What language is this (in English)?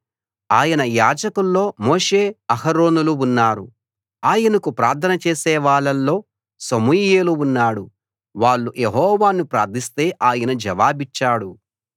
Telugu